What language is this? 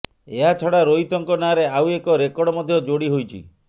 Odia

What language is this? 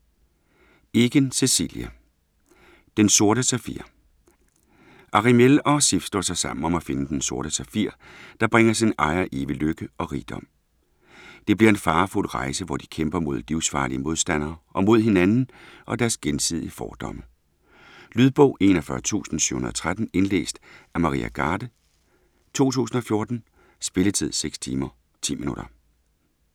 Danish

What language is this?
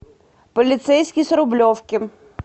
Russian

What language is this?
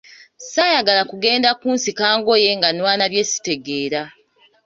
Ganda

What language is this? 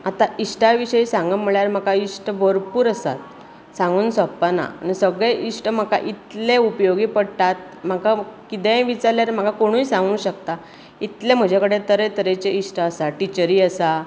Konkani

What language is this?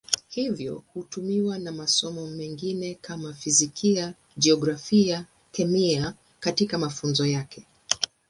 Swahili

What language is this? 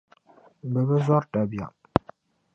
Dagbani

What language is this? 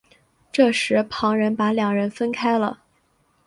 Chinese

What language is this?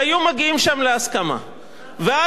Hebrew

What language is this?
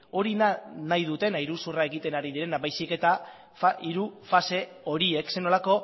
Basque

